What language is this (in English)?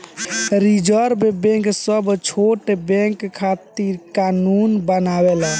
Bhojpuri